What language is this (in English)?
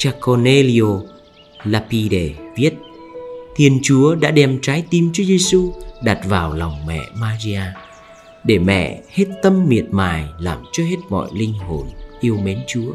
Vietnamese